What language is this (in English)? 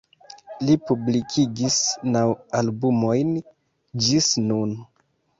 Esperanto